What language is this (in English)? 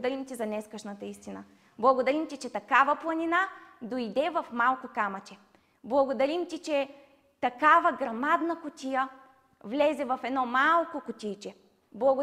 Bulgarian